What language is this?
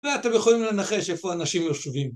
Hebrew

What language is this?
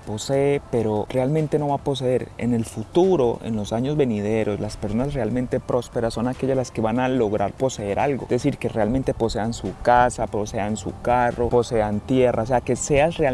Spanish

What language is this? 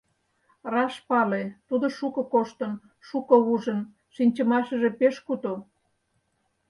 Mari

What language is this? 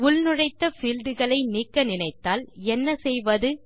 Tamil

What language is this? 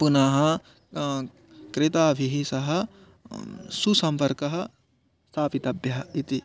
Sanskrit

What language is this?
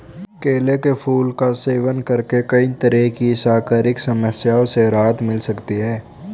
Hindi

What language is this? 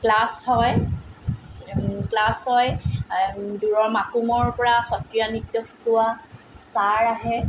Assamese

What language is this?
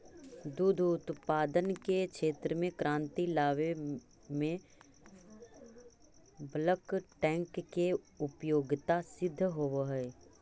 Magahi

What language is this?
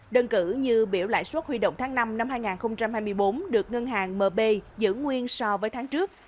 Vietnamese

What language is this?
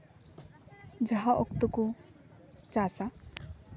Santali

